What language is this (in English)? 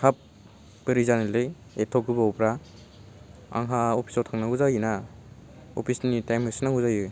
Bodo